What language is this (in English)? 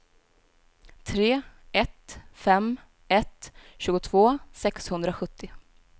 Swedish